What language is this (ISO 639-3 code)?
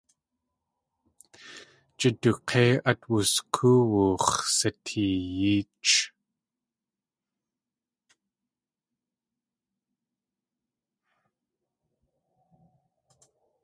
tli